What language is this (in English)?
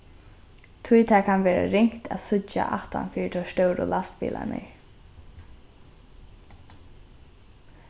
Faroese